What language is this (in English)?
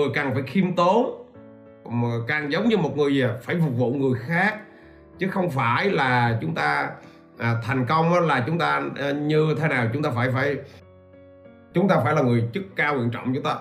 Vietnamese